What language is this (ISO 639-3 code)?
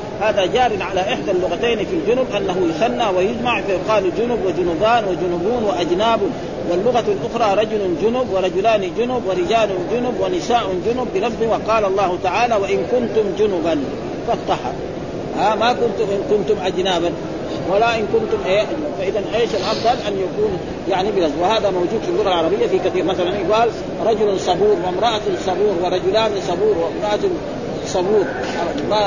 ara